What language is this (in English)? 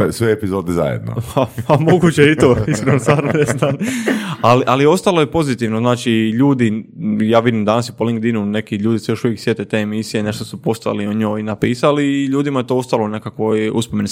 Croatian